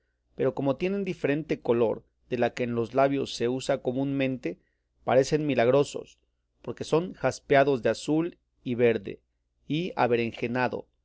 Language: Spanish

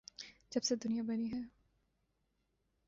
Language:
Urdu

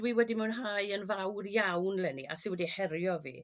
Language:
Welsh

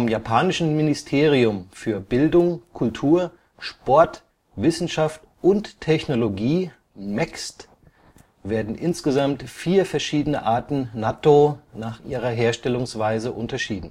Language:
German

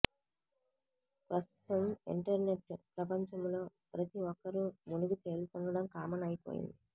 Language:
Telugu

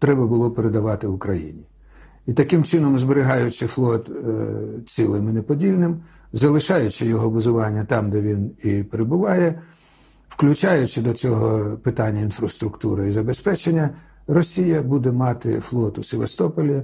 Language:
Ukrainian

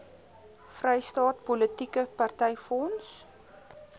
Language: Afrikaans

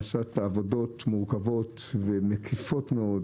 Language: Hebrew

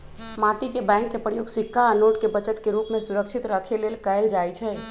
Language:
Magahi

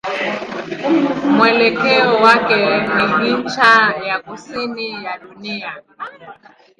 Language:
Swahili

